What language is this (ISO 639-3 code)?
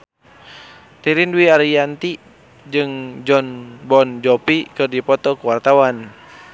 sun